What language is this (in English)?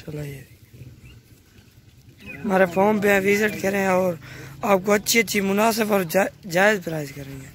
Hindi